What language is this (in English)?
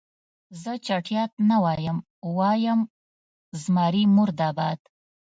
Pashto